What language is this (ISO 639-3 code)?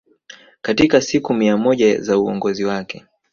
swa